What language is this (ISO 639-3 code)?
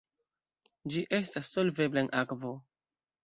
epo